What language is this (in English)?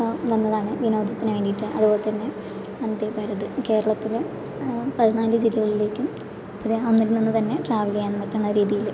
Malayalam